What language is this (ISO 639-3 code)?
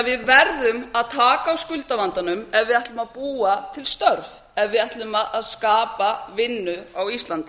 isl